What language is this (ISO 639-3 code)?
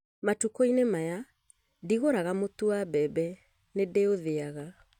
kik